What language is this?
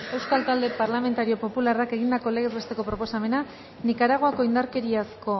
Basque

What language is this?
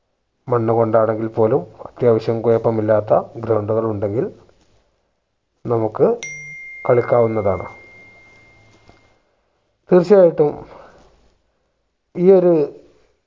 Malayalam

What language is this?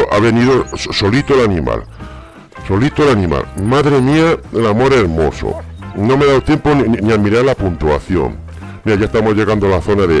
Spanish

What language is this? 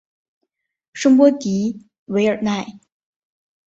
Chinese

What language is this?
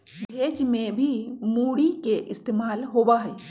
Magahi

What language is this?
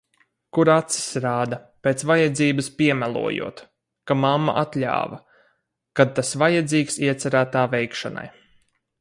Latvian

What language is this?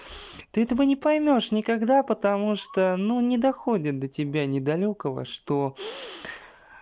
Russian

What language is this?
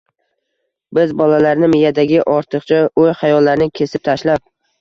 Uzbek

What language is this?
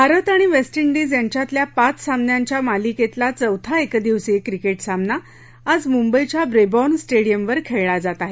Marathi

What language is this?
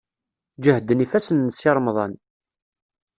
Kabyle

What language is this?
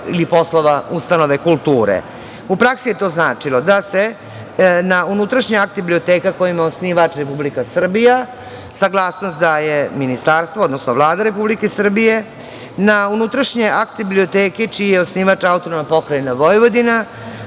Serbian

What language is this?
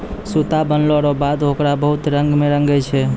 Maithili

